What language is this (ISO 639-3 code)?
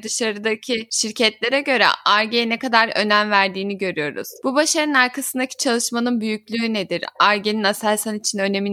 tur